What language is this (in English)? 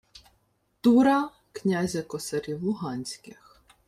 Ukrainian